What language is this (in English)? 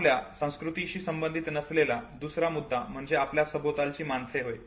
Marathi